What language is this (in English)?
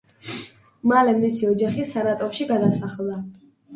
Georgian